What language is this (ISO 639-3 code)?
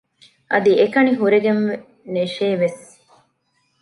div